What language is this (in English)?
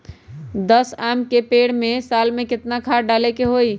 Magahi